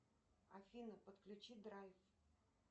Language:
Russian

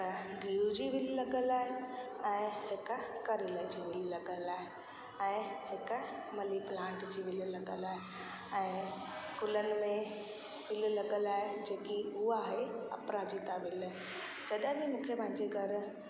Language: Sindhi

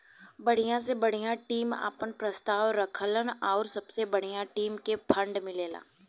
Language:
Bhojpuri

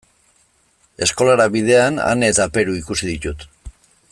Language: Basque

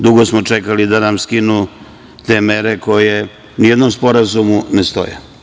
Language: Serbian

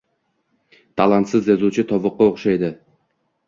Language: Uzbek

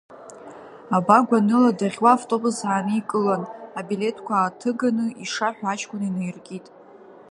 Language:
Abkhazian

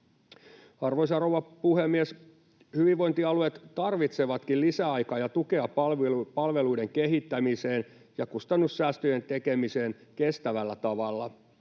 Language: Finnish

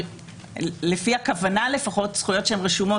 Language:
Hebrew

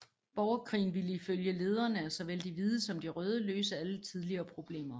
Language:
Danish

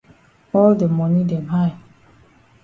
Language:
Cameroon Pidgin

